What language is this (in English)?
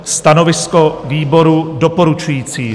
Czech